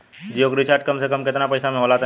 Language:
Bhojpuri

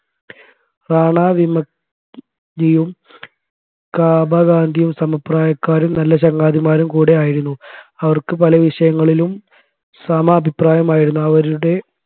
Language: Malayalam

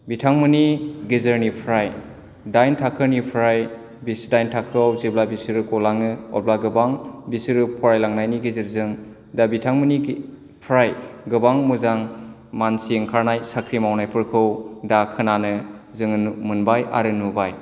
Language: Bodo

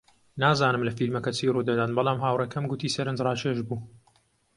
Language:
Central Kurdish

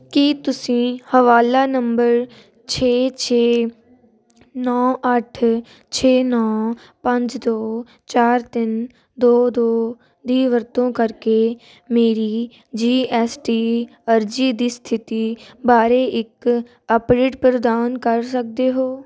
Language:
Punjabi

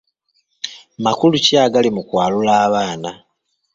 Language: Ganda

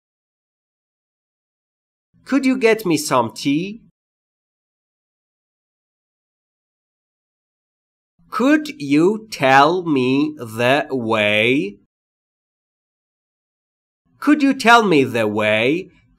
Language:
Persian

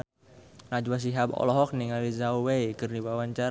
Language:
Sundanese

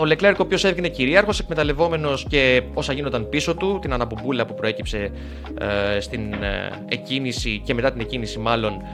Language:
Greek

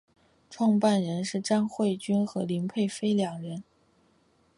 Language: Chinese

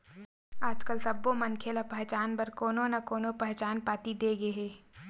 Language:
Chhattisgarhi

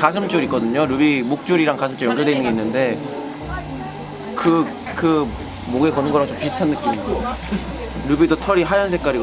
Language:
Korean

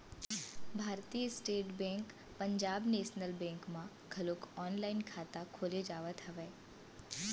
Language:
Chhattisgarhi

